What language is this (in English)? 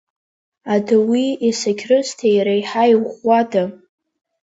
Abkhazian